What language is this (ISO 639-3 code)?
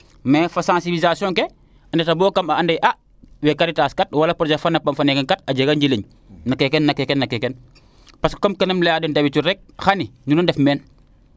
srr